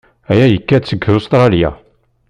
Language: Kabyle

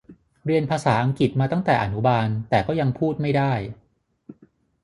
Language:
Thai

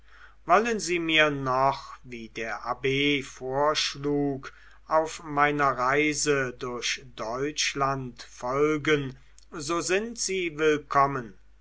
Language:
German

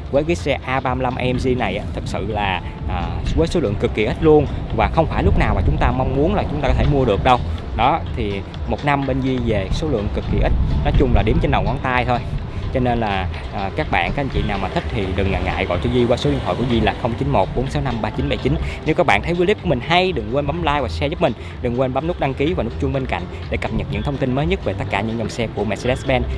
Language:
Vietnamese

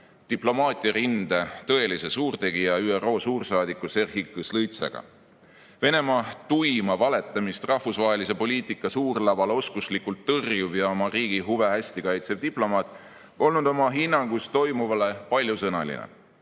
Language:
Estonian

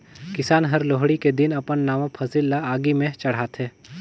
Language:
Chhattisgarhi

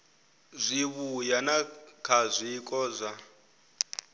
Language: Venda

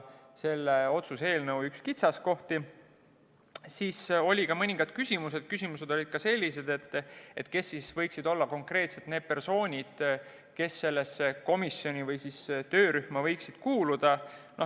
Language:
Estonian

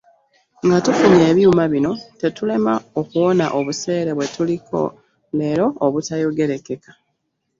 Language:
Ganda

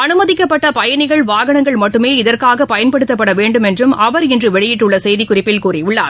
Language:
Tamil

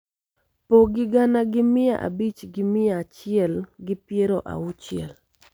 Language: Luo (Kenya and Tanzania)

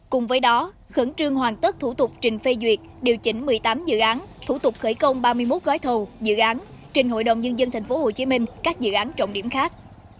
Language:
Vietnamese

